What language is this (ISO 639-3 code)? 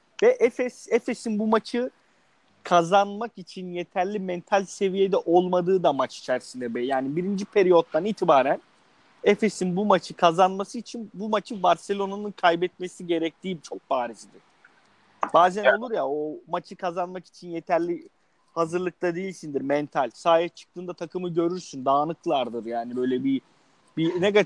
tur